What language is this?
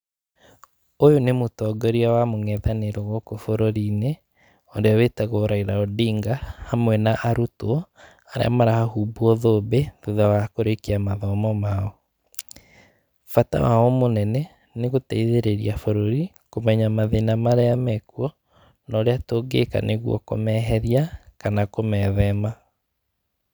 Kikuyu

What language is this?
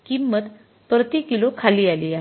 Marathi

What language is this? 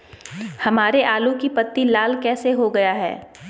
Magahi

